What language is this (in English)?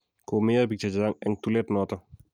Kalenjin